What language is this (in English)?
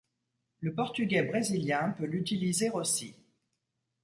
French